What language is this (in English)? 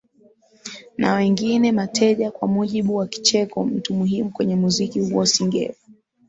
Swahili